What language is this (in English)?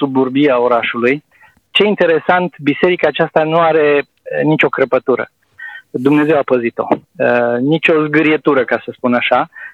Romanian